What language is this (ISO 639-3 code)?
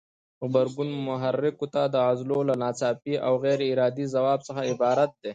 pus